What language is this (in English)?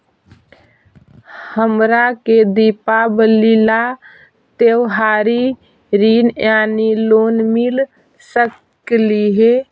Magahi